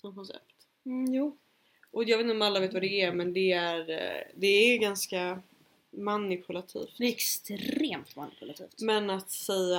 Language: Swedish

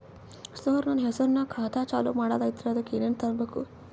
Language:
Kannada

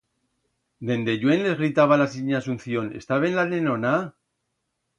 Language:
Aragonese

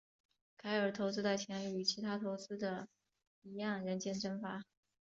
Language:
Chinese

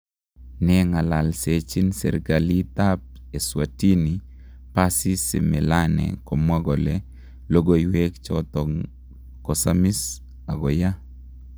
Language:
Kalenjin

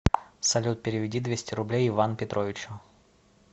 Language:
Russian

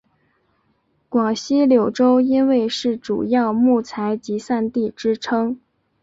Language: Chinese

